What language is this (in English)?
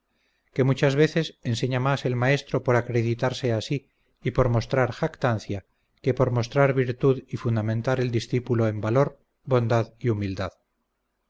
Spanish